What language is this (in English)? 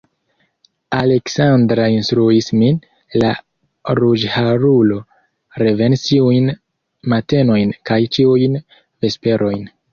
Esperanto